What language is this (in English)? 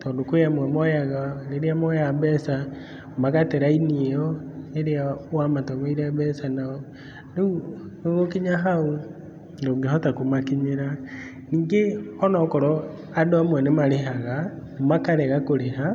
Kikuyu